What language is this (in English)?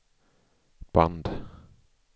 Swedish